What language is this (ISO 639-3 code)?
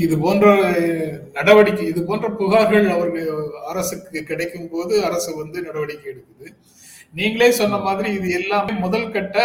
tam